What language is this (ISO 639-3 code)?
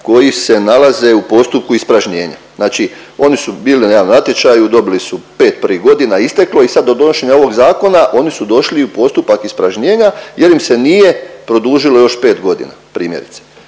hrv